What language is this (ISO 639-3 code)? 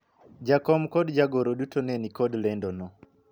luo